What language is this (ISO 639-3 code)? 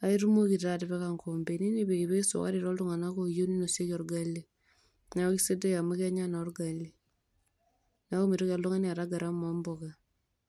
mas